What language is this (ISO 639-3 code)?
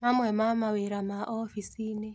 kik